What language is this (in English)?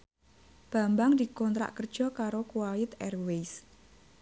Javanese